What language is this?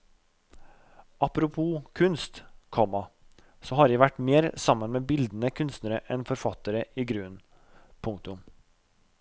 Norwegian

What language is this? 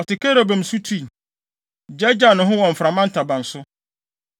Akan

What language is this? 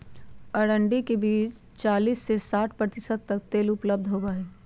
Magahi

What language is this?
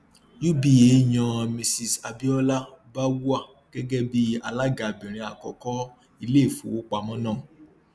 Yoruba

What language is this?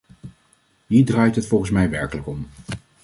Dutch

